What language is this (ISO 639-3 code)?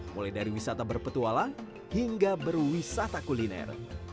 ind